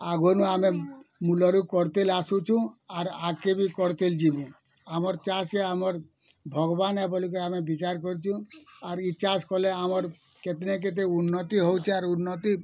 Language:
Odia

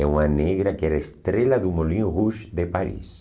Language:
Portuguese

